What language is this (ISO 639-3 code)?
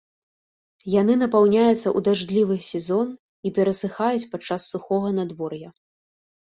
bel